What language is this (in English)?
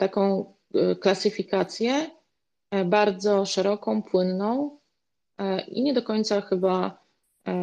Polish